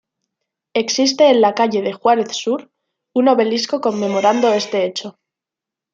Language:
Spanish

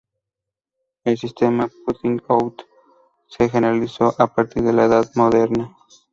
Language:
Spanish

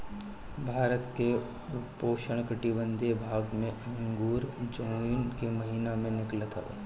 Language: Bhojpuri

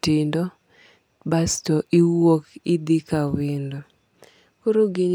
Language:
Luo (Kenya and Tanzania)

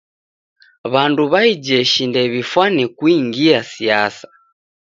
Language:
Taita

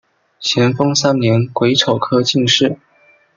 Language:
Chinese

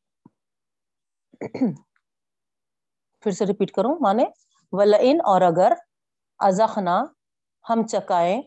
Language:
Urdu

